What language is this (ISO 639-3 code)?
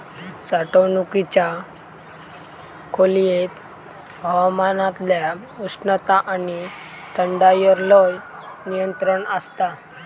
mar